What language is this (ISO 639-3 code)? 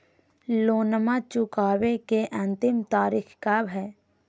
mag